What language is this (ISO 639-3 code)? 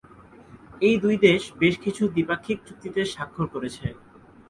ben